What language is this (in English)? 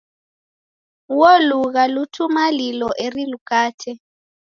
Taita